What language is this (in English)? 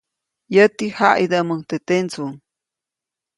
Copainalá Zoque